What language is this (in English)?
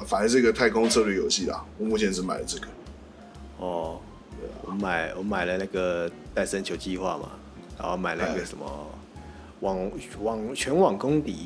Chinese